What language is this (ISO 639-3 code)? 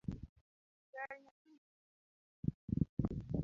luo